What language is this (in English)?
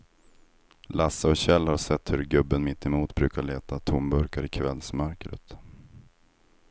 Swedish